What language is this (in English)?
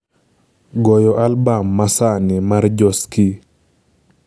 Luo (Kenya and Tanzania)